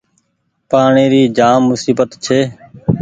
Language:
Goaria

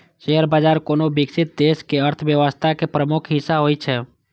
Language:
Maithili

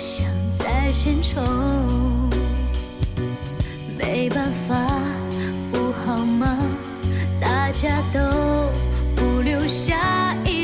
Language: Chinese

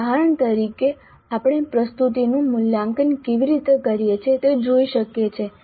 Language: Gujarati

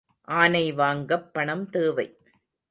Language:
Tamil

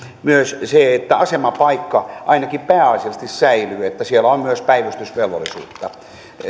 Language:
Finnish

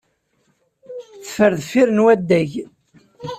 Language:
Kabyle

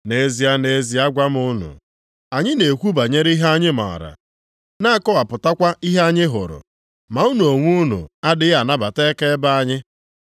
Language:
Igbo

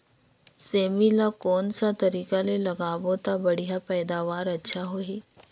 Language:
Chhattisgarhi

